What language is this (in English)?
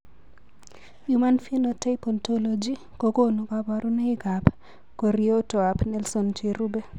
Kalenjin